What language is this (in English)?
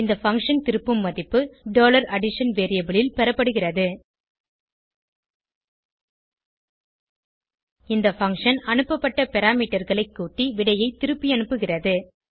Tamil